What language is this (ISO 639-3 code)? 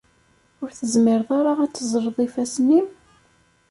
kab